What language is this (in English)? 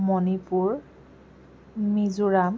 Assamese